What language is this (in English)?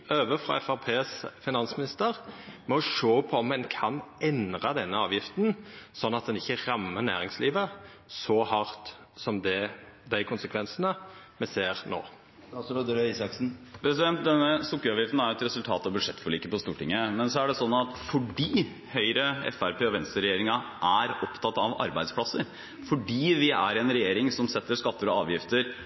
Norwegian